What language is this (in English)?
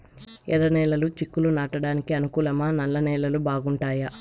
Telugu